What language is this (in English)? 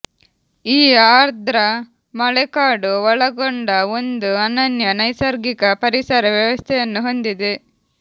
Kannada